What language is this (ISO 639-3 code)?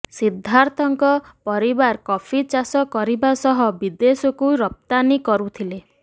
ori